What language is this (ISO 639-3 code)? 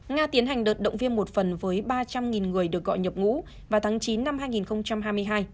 vie